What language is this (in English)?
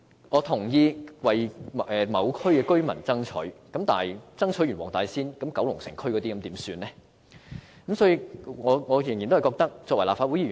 Cantonese